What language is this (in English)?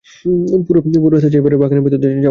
Bangla